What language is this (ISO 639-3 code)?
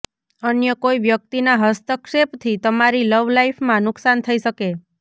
guj